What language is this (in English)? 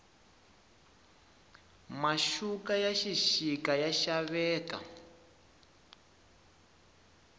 Tsonga